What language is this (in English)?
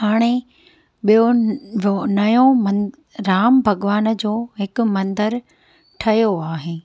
Sindhi